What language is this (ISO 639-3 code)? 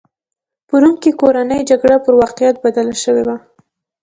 pus